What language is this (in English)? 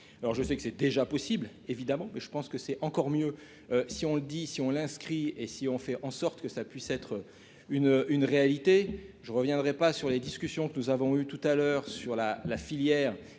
French